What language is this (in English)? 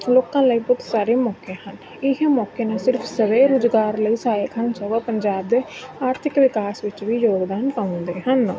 Punjabi